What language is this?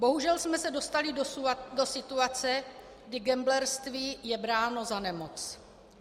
Czech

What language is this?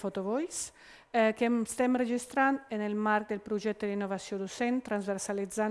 Italian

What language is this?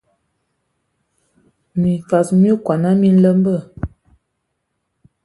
Ewondo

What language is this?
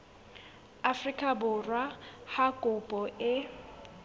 Southern Sotho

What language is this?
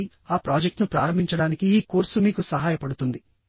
Telugu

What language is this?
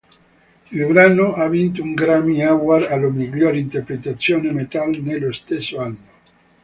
Italian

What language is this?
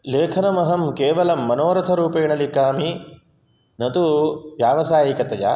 Sanskrit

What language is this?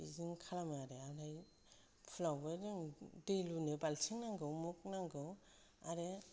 Bodo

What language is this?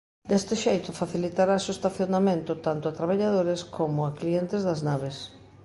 Galician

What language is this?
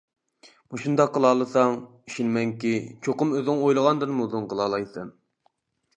Uyghur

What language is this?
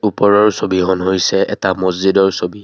Assamese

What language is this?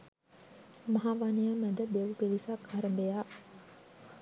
Sinhala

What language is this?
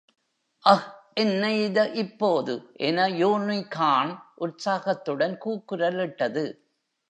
Tamil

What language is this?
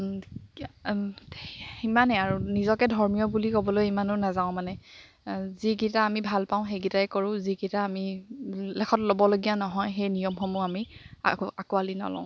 Assamese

